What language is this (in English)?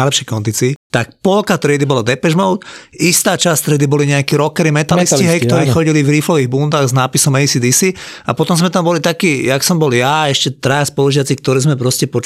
Slovak